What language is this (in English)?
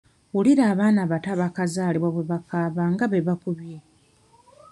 Ganda